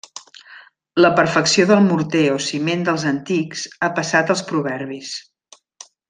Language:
Catalan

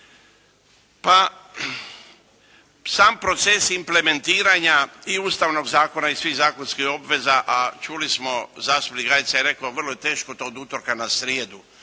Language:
Croatian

